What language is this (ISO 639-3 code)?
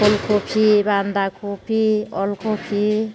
brx